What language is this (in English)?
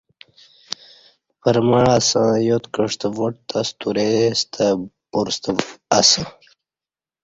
Kati